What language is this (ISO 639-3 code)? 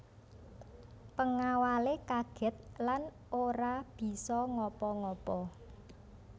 jav